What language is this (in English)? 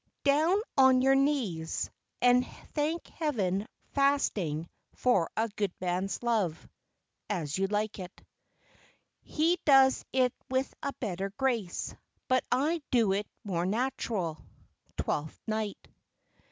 English